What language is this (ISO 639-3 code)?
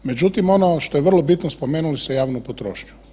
hrv